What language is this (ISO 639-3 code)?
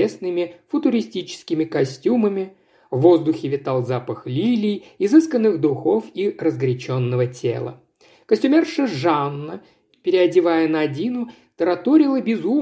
rus